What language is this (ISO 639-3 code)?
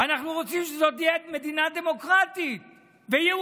heb